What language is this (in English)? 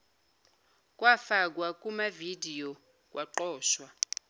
Zulu